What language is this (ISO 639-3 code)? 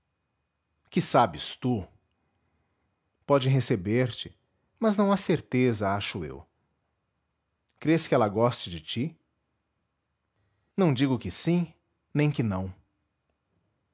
por